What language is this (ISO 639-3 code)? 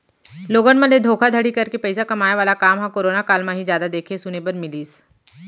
hne